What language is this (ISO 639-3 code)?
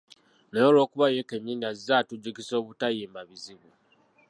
lug